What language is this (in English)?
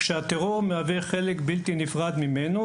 Hebrew